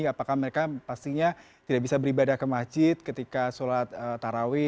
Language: Indonesian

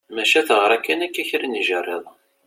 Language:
Kabyle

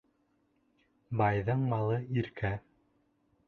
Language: Bashkir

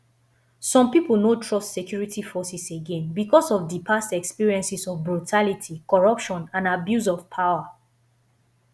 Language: Nigerian Pidgin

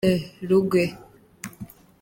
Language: Kinyarwanda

